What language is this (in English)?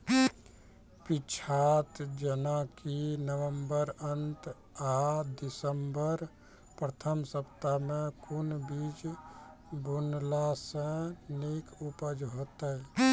Maithili